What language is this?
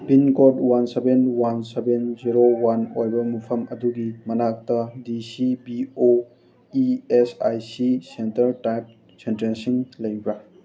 Manipuri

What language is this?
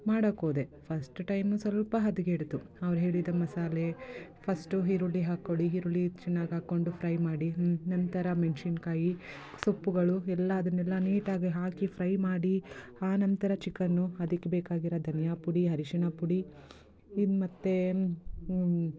Kannada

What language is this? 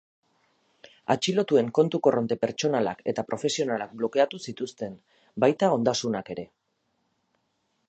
Basque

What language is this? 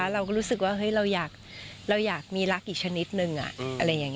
Thai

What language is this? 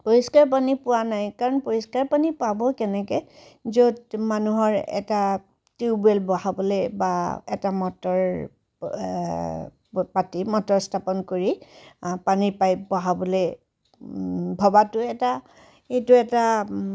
Assamese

